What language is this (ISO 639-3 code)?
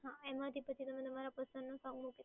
guj